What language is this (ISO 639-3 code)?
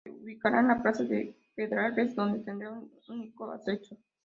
spa